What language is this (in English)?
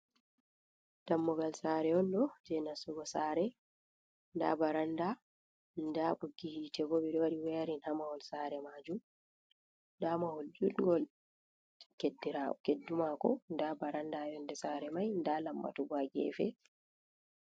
Fula